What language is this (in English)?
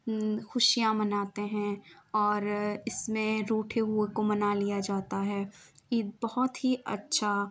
Urdu